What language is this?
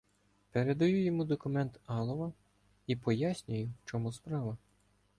Ukrainian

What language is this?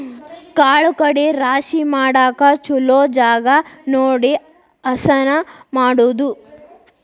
Kannada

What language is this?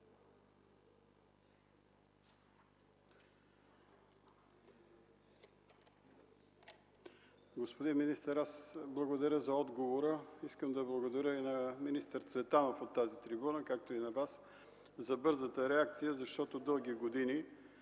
Bulgarian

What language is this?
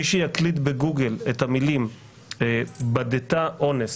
Hebrew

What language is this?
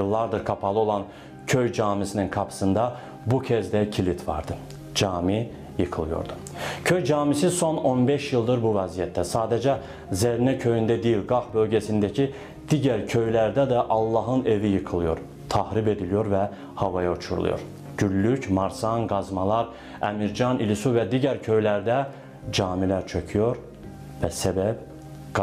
Turkish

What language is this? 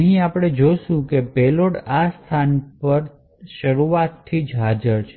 Gujarati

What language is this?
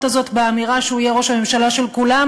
Hebrew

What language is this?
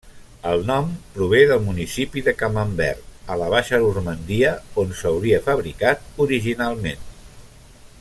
Catalan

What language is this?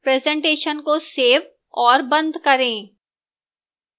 Hindi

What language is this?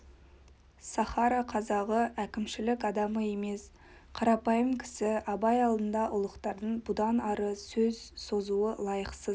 Kazakh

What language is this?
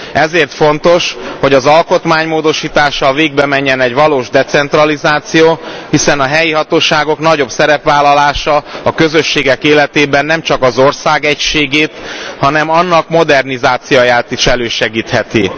Hungarian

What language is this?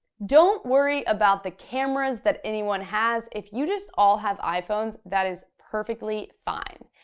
English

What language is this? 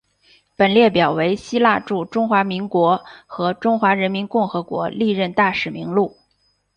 Chinese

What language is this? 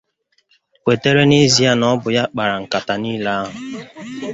Igbo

